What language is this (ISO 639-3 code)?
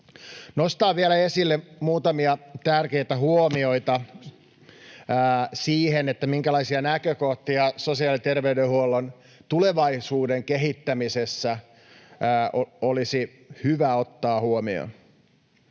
fin